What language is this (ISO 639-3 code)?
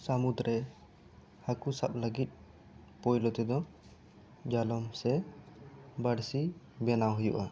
sat